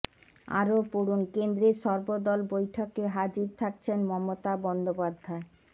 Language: Bangla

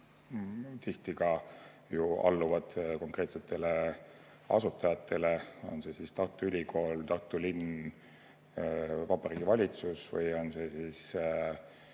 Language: Estonian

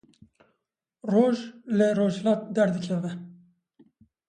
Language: Kurdish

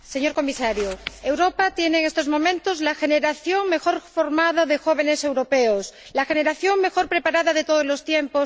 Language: Spanish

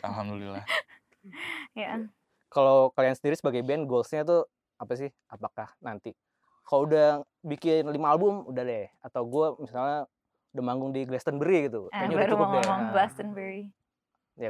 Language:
Indonesian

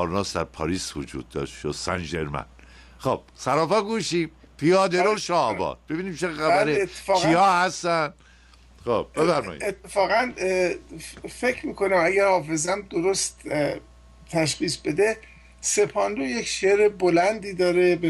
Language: Persian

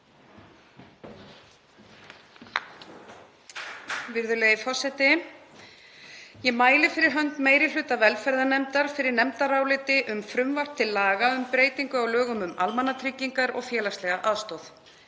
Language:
Icelandic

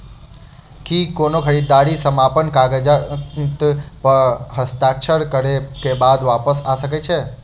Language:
Maithili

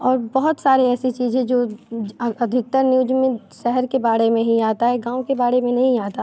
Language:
Hindi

